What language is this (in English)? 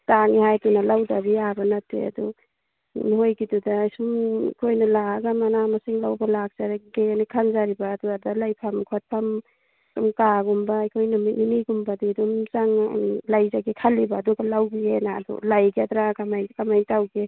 Manipuri